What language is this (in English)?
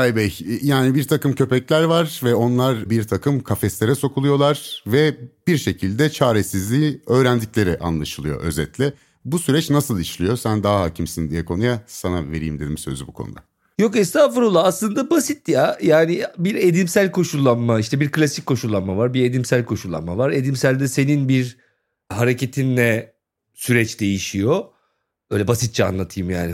Turkish